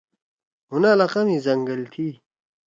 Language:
Torwali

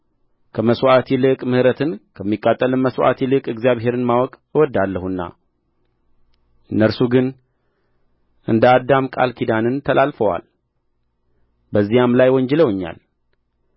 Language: Amharic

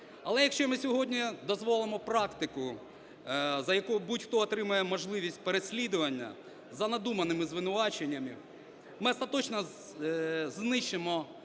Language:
Ukrainian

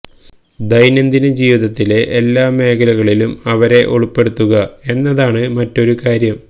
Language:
Malayalam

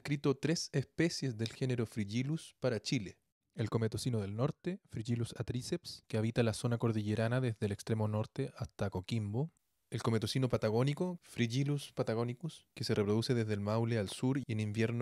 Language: Spanish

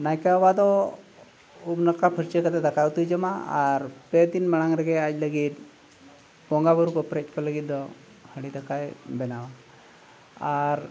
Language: Santali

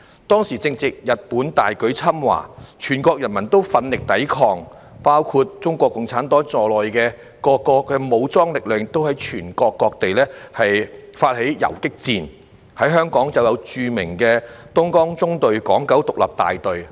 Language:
Cantonese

